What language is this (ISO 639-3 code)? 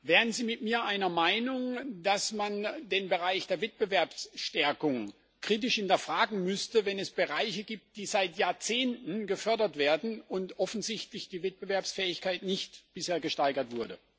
deu